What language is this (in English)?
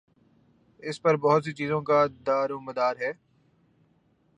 Urdu